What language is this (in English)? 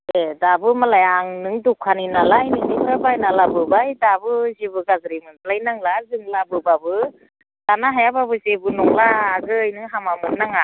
Bodo